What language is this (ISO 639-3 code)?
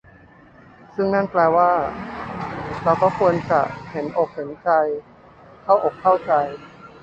tha